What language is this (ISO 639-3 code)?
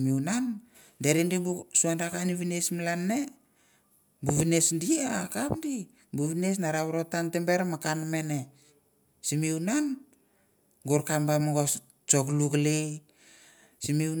tbf